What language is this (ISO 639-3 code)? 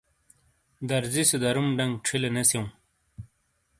scl